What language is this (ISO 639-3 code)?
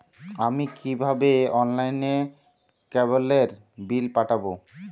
ben